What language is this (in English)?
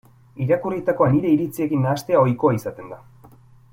Basque